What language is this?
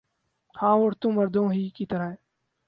Urdu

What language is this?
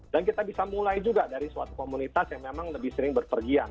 Indonesian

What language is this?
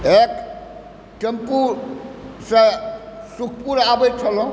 Maithili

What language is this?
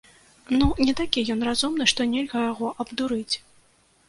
Belarusian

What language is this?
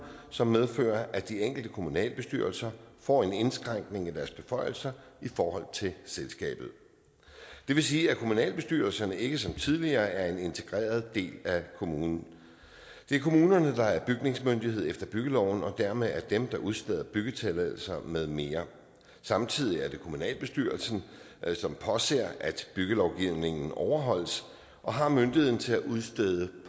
Danish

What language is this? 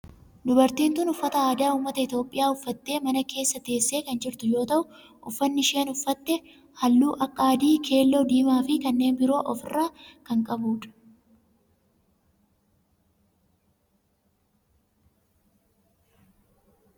Oromo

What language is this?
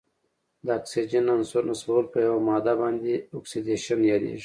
Pashto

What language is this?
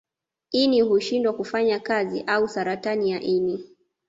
Swahili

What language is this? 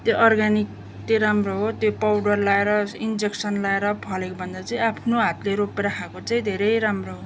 Nepali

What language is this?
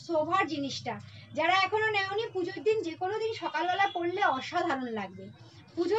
Hindi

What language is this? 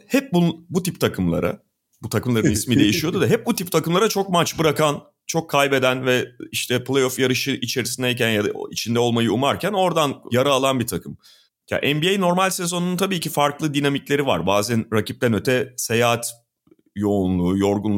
Turkish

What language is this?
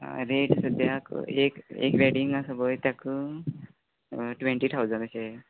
Konkani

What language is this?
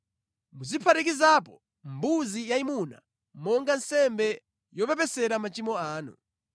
Nyanja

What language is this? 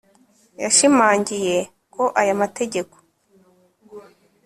Kinyarwanda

